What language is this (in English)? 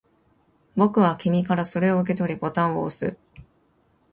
Japanese